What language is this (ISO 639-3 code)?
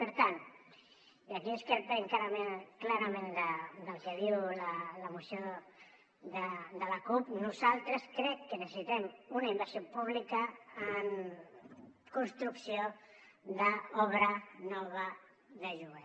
cat